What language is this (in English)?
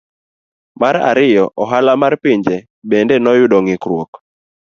Luo (Kenya and Tanzania)